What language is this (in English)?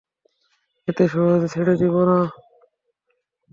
Bangla